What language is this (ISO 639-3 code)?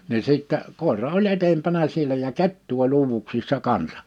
fin